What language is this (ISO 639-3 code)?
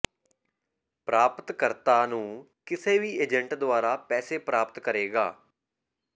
pan